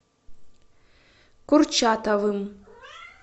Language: Russian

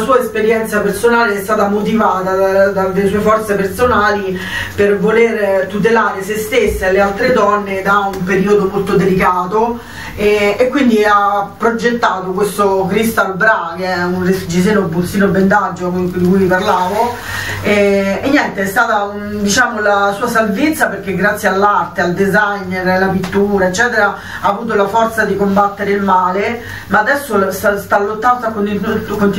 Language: Italian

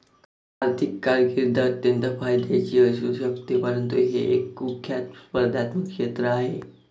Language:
Marathi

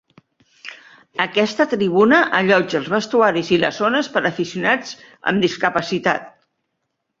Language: Catalan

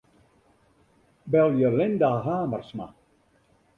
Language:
Western Frisian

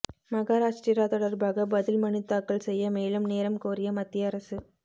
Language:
Tamil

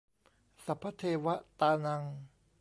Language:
Thai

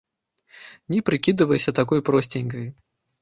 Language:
Belarusian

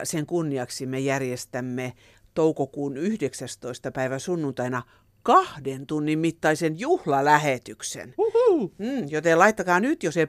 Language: Finnish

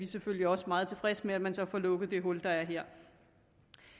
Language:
Danish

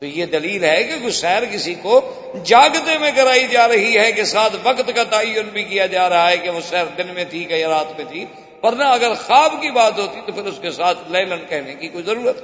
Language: Urdu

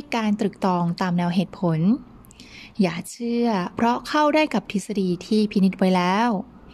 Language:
Thai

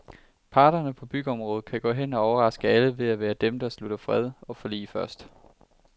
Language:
Danish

